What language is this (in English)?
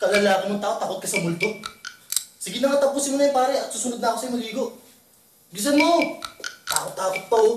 Filipino